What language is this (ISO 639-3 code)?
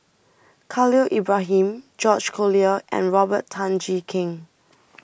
eng